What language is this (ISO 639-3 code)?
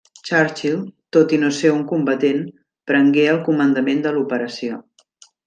cat